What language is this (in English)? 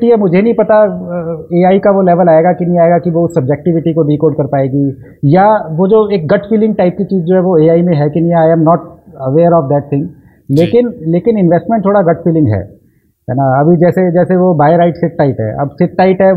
Hindi